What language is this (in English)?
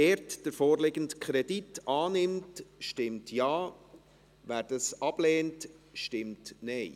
Swiss German